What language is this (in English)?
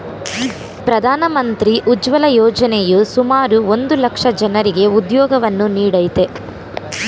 Kannada